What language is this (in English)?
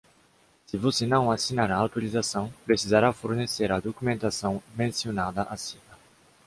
Portuguese